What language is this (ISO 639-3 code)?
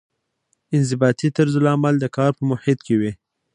pus